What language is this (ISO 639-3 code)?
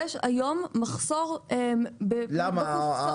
heb